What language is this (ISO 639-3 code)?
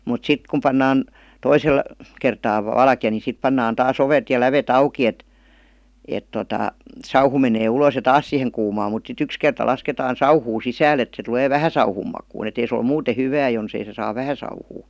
fin